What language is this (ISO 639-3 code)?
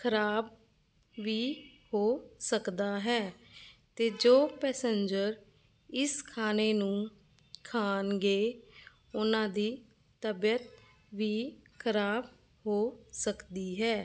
pan